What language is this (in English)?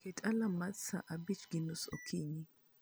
Luo (Kenya and Tanzania)